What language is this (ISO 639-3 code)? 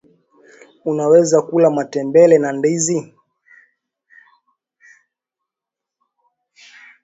swa